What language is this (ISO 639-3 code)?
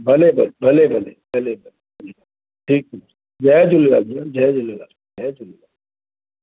snd